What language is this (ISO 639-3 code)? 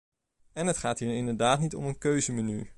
nld